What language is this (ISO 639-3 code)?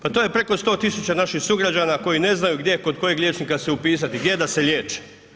hrv